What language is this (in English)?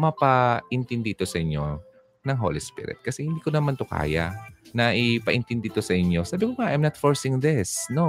Filipino